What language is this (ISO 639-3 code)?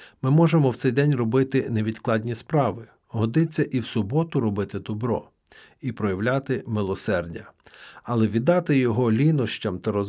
ukr